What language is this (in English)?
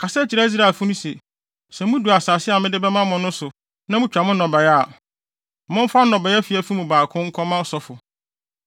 Akan